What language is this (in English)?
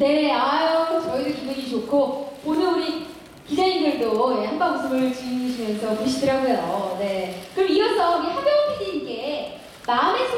Korean